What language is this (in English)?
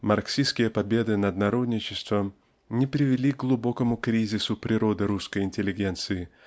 Russian